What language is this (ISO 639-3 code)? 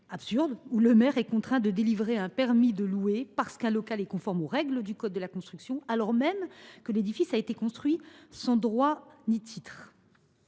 fra